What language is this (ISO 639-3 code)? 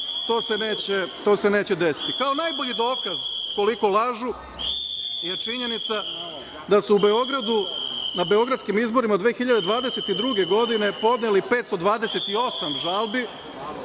srp